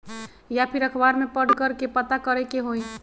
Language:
Magahi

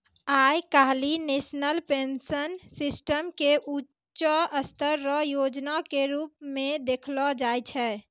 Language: Maithili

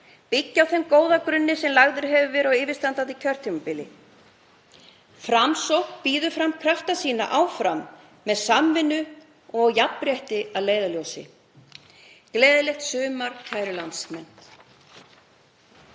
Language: Icelandic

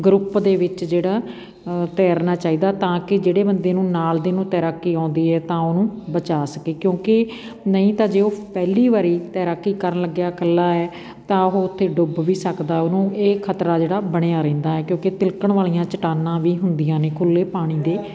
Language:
Punjabi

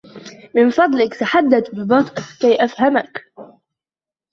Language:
Arabic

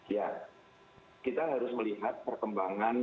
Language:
Indonesian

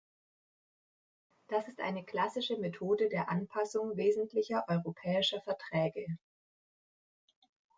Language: German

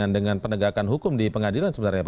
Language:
Indonesian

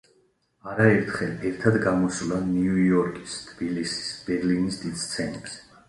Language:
Georgian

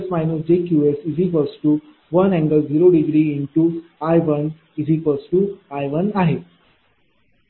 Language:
Marathi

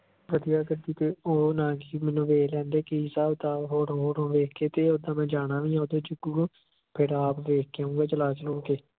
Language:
Punjabi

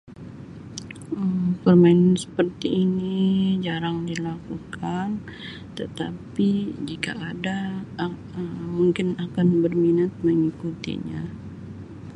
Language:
Sabah Malay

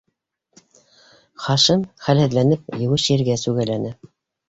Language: Bashkir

